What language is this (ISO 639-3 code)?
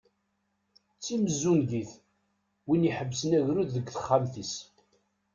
kab